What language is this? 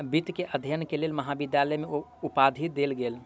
Maithili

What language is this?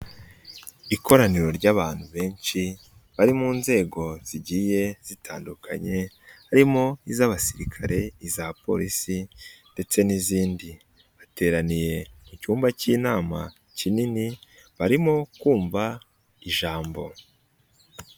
Kinyarwanda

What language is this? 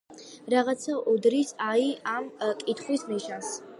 Georgian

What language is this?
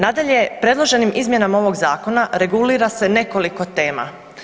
Croatian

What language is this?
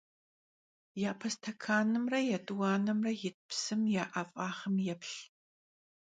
Kabardian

